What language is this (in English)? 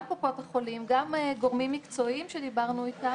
Hebrew